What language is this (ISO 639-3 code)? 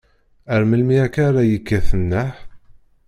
kab